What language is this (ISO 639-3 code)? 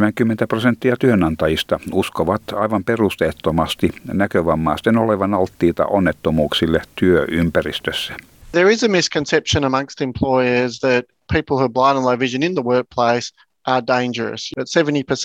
fin